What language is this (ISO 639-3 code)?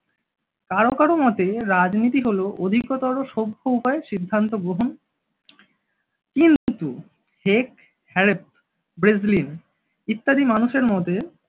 ben